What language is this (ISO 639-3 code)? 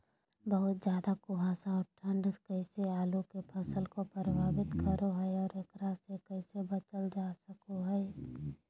mag